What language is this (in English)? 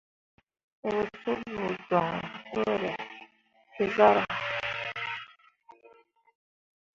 Mundang